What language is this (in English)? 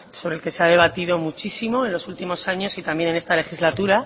Spanish